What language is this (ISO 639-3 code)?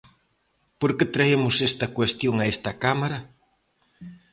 glg